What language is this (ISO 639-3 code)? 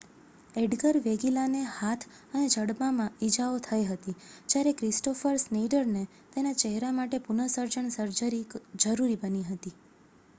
guj